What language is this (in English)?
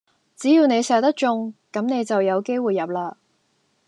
Cantonese